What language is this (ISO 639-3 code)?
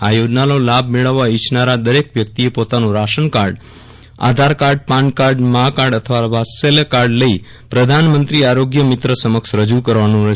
guj